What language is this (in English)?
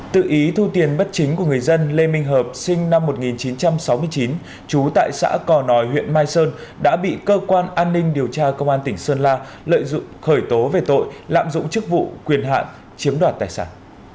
Vietnamese